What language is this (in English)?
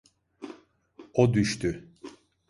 Turkish